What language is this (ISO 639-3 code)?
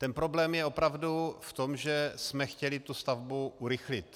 ces